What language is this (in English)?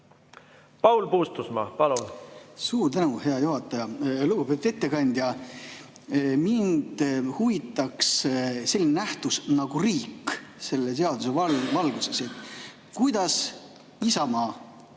Estonian